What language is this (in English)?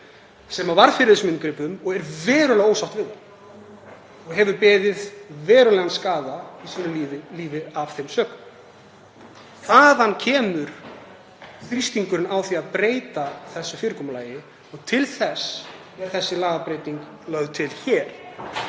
Icelandic